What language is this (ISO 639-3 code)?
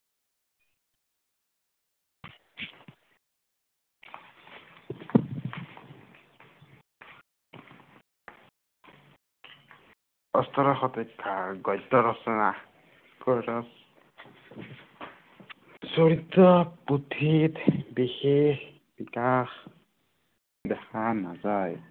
asm